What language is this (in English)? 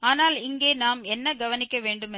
Tamil